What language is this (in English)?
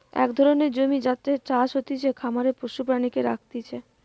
Bangla